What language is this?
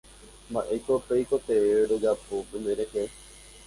Guarani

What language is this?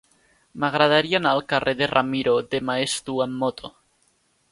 Catalan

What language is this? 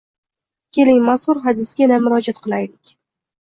Uzbek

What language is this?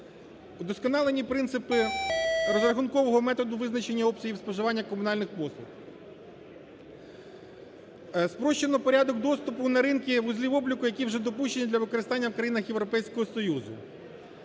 Ukrainian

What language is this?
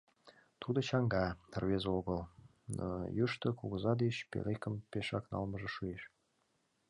Mari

